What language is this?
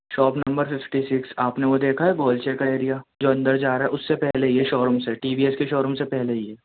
Urdu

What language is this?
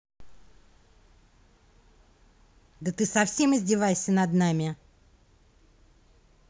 Russian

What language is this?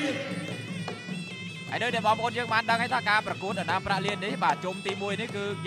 Thai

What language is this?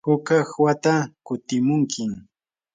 Yanahuanca Pasco Quechua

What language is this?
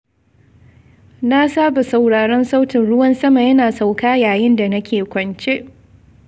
Hausa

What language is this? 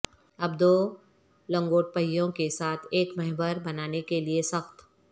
Urdu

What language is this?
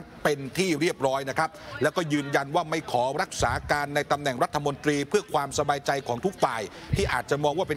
Thai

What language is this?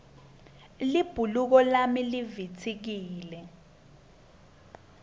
Swati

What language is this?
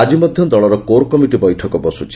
Odia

